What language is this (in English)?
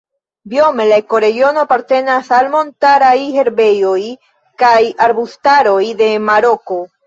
Esperanto